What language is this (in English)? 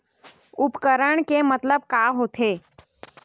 Chhattisgarhi